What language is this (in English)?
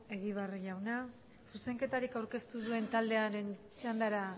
Basque